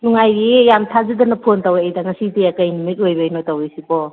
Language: Manipuri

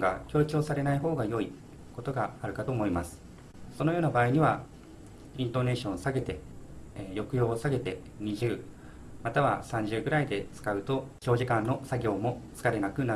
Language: Japanese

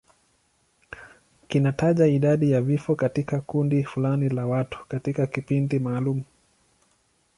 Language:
Swahili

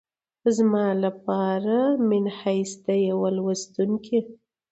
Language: Pashto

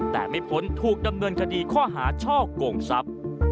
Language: Thai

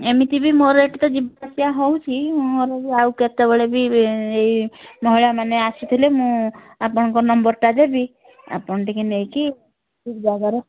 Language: Odia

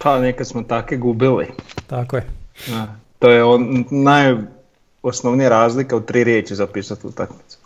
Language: Croatian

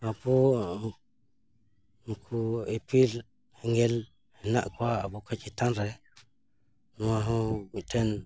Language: Santali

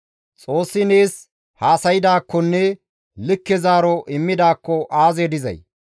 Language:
Gamo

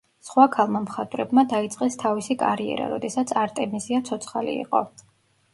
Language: Georgian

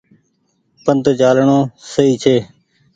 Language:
Goaria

